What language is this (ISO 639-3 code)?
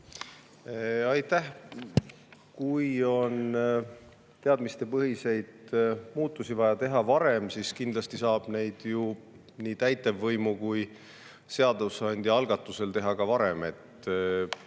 est